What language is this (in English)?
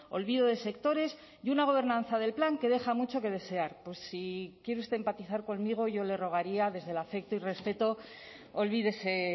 Spanish